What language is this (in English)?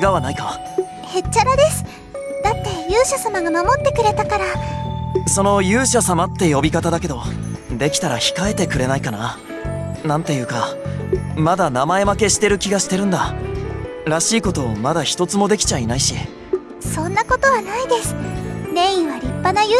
Japanese